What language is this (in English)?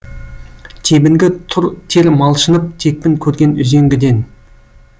Kazakh